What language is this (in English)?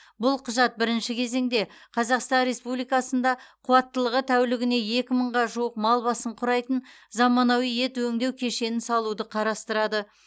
Kazakh